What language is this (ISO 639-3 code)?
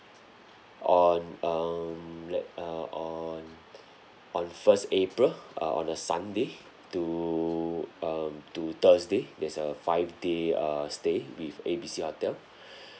eng